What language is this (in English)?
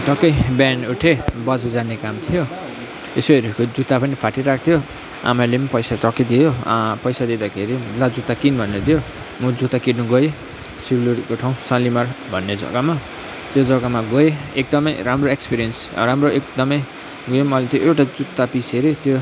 Nepali